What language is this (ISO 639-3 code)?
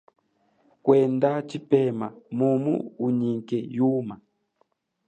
cjk